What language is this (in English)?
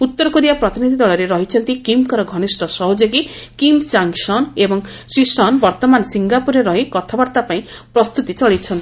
Odia